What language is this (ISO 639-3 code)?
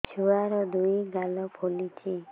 ori